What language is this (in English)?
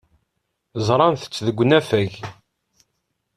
Kabyle